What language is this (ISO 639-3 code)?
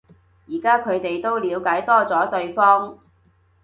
yue